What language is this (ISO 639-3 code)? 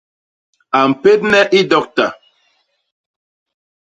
bas